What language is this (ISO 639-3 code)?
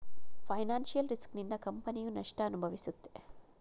kan